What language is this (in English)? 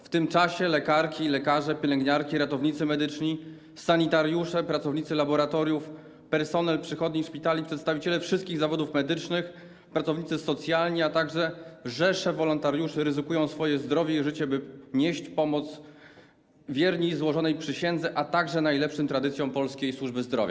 Polish